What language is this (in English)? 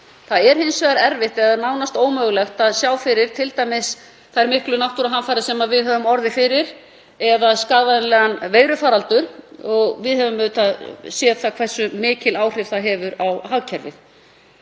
Icelandic